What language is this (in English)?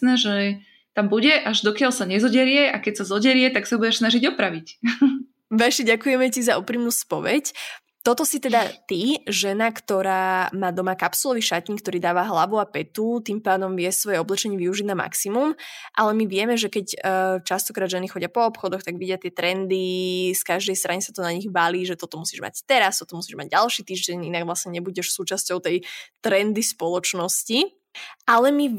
Slovak